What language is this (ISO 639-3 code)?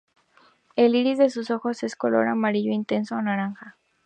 spa